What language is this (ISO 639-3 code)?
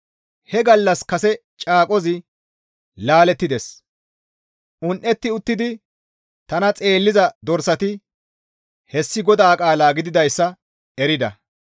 gmv